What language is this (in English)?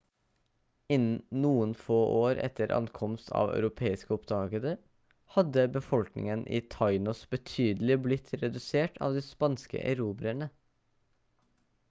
Norwegian Bokmål